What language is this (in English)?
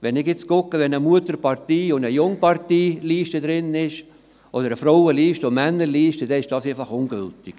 Swiss German